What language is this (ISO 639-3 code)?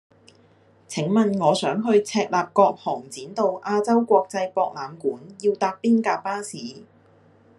yue